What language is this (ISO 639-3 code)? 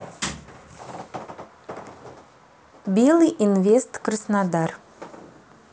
rus